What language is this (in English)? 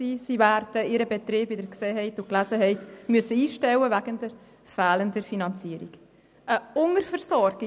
Swiss German